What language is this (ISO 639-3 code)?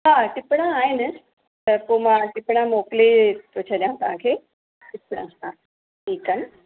snd